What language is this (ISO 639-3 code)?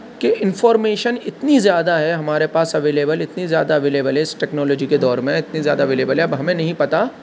urd